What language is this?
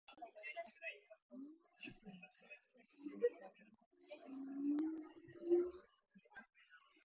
Japanese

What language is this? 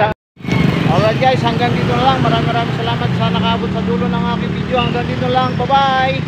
Filipino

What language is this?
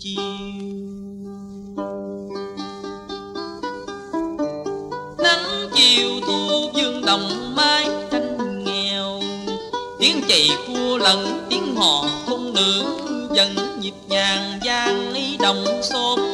Vietnamese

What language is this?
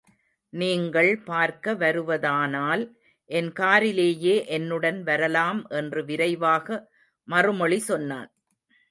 Tamil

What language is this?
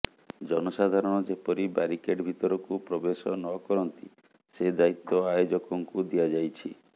Odia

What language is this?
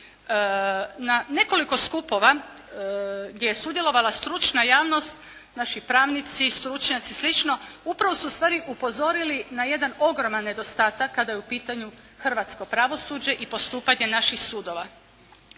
Croatian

